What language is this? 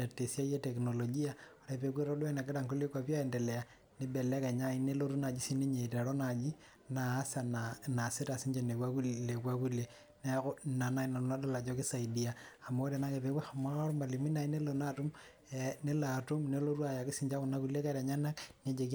Masai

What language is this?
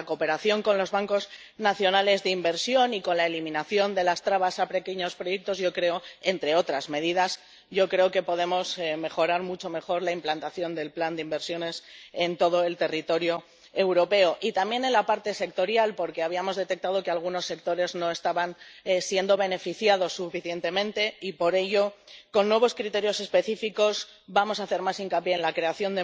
Spanish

